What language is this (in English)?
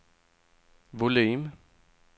Swedish